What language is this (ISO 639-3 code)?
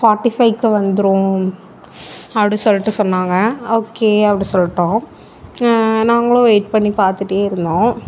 tam